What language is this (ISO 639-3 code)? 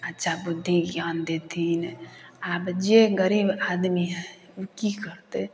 mai